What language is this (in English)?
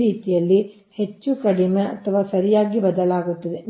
Kannada